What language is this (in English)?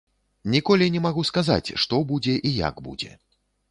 Belarusian